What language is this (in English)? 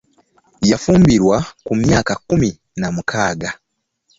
Ganda